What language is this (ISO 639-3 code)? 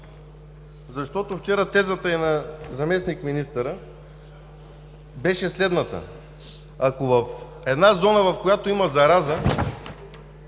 bul